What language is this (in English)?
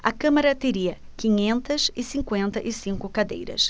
Portuguese